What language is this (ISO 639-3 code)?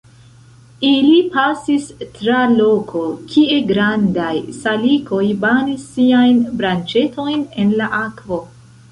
epo